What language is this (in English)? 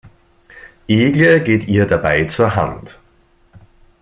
German